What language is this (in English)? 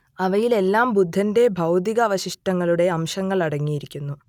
Malayalam